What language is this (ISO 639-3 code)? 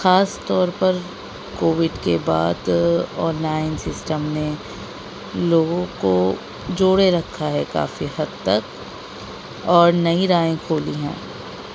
urd